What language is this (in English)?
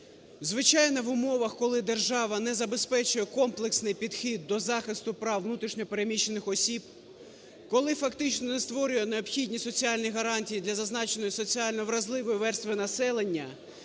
Ukrainian